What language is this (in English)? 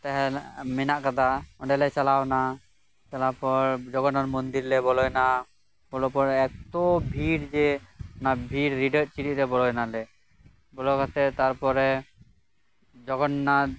Santali